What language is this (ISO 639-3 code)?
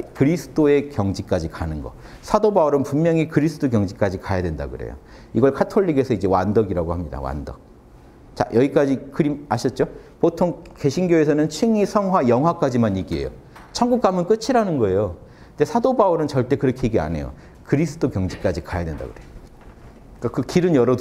kor